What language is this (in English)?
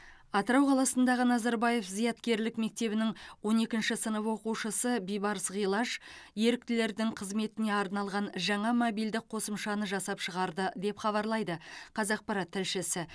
Kazakh